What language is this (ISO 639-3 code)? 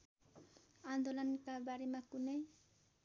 nep